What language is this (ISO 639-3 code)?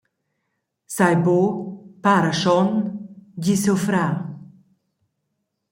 roh